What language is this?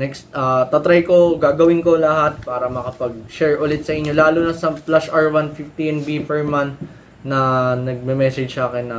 Filipino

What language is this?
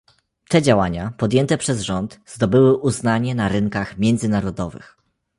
Polish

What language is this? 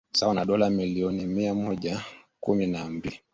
Swahili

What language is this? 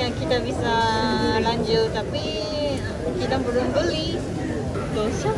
Indonesian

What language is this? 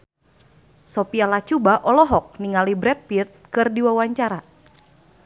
Sundanese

